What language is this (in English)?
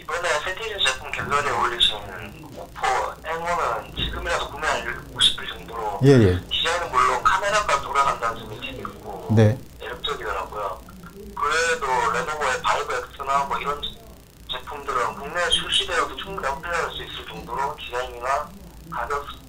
Korean